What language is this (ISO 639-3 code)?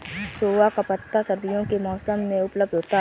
hin